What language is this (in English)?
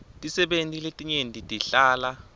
Swati